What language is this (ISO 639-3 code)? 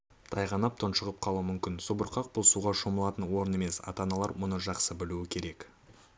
kaz